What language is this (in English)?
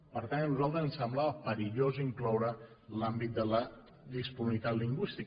Catalan